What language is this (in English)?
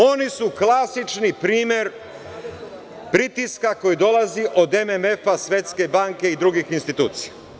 Serbian